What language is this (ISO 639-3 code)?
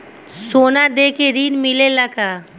bho